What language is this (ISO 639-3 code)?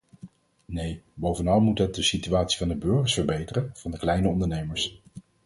nld